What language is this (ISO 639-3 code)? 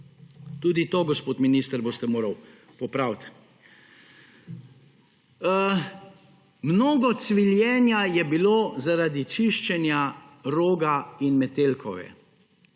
slv